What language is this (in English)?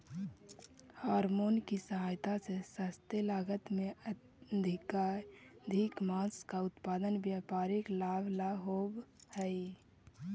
Magahi